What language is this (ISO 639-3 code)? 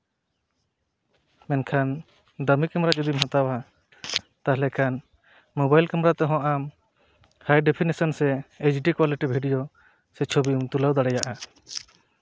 sat